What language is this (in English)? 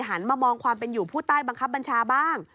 Thai